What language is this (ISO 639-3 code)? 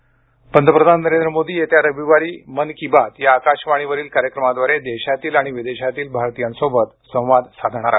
mar